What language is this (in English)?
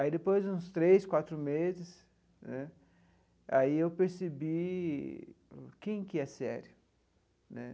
Portuguese